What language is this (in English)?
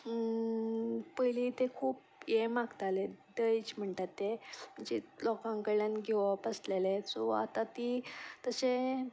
Konkani